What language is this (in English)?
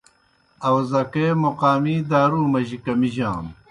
Kohistani Shina